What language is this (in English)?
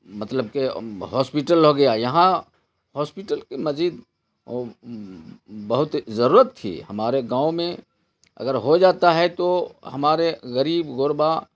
Urdu